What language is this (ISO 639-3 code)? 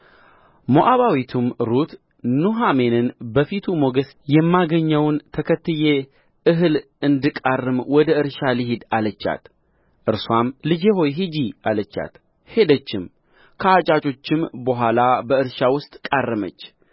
amh